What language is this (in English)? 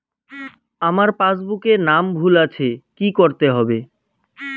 Bangla